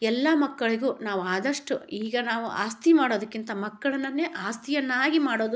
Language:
Kannada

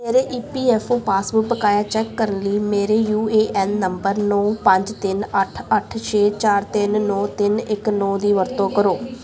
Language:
Punjabi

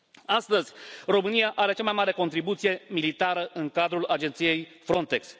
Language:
Romanian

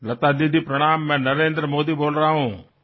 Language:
Assamese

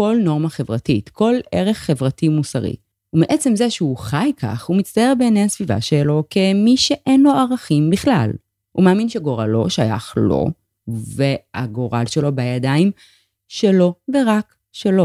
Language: Hebrew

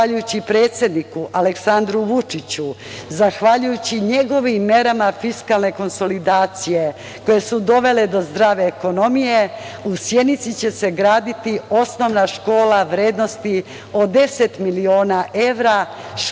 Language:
Serbian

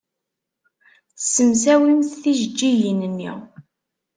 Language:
Kabyle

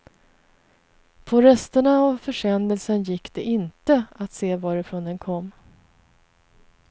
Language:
Swedish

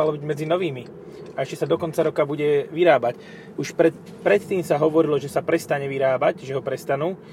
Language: Slovak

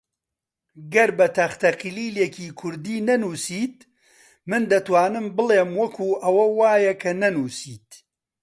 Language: Central Kurdish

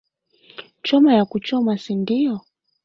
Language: Swahili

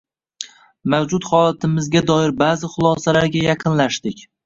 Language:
Uzbek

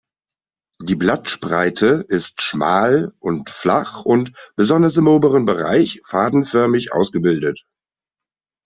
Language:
German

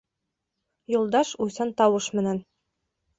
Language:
Bashkir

